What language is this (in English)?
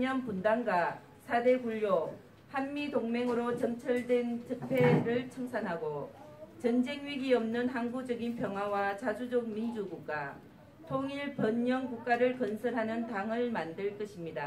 Korean